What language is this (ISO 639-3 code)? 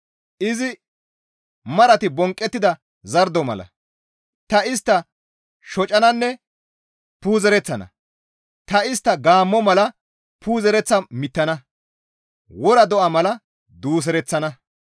gmv